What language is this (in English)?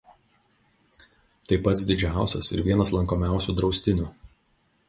Lithuanian